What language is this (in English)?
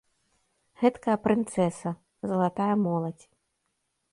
Belarusian